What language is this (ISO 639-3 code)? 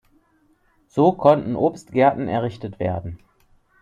deu